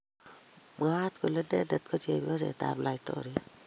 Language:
Kalenjin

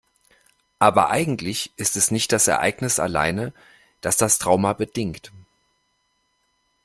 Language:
German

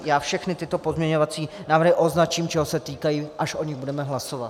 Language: Czech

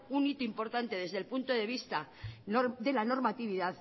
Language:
Spanish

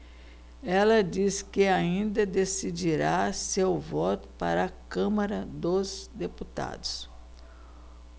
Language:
Portuguese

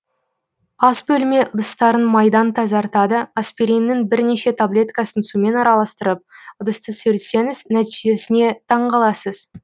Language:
Kazakh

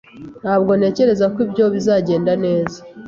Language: Kinyarwanda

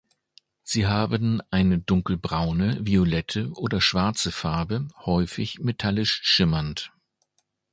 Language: German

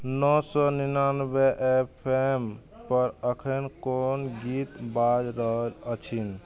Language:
Maithili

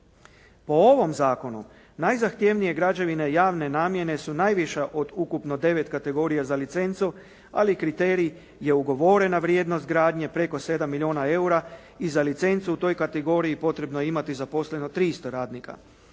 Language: Croatian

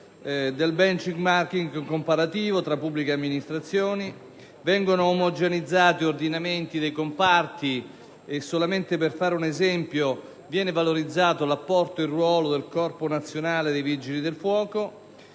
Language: Italian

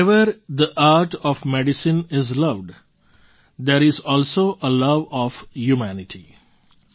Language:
Gujarati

